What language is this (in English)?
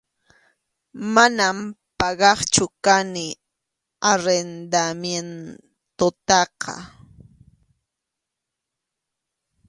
Arequipa-La Unión Quechua